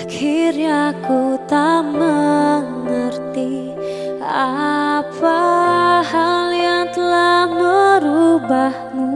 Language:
Indonesian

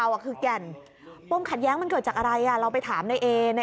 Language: Thai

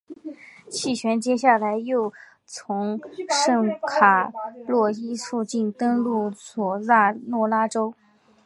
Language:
Chinese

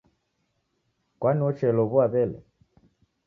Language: Taita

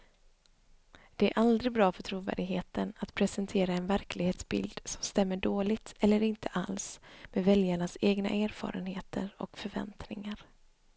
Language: Swedish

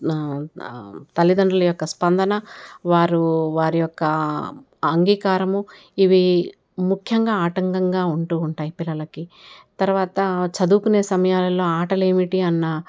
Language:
Telugu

